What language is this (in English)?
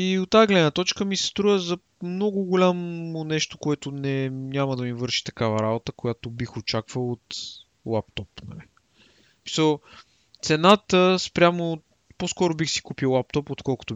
Bulgarian